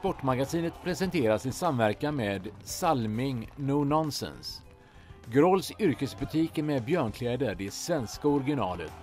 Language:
Swedish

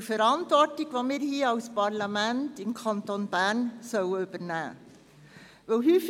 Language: Swiss German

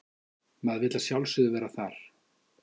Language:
Icelandic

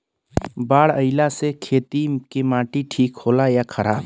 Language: Bhojpuri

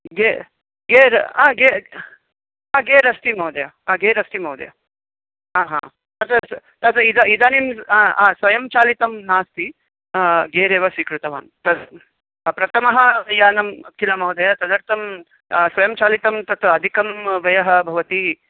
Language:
Sanskrit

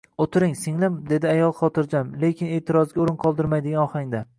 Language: Uzbek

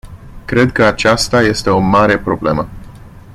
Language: Romanian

